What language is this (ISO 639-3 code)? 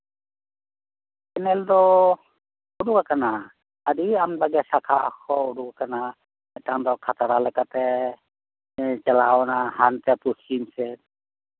sat